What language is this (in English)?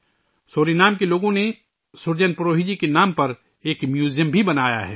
Urdu